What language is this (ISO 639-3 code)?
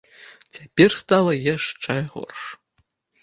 bel